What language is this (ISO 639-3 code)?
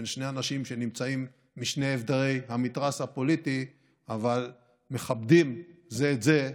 heb